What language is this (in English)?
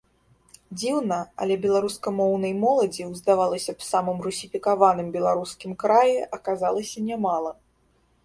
Belarusian